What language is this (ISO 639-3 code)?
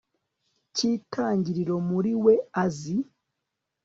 kin